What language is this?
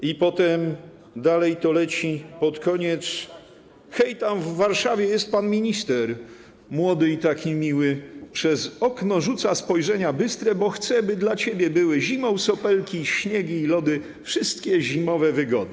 Polish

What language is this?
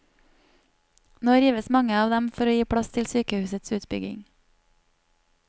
Norwegian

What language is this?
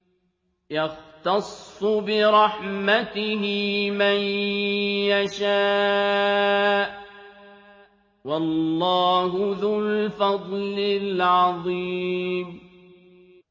Arabic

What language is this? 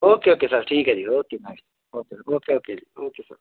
Punjabi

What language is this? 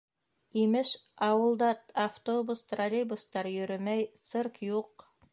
Bashkir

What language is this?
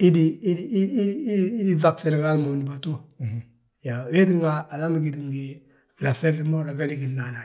Balanta-Ganja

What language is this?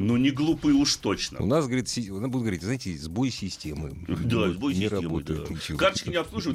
Russian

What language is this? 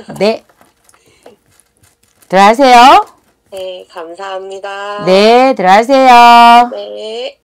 Korean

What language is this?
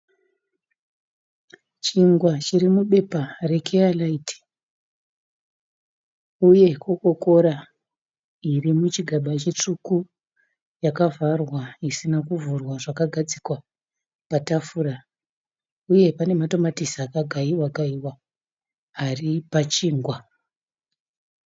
Shona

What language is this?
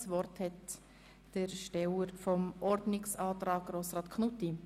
Swiss German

